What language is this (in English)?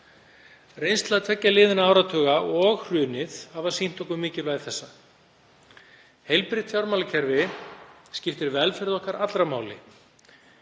Icelandic